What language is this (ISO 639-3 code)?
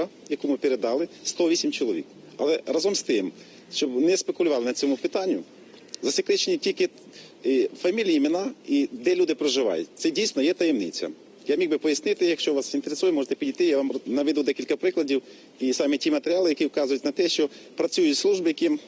ukr